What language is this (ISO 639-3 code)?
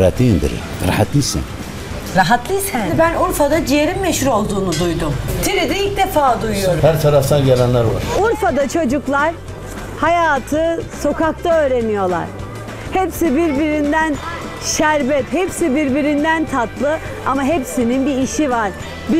tur